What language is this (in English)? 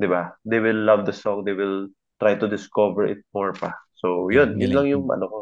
Filipino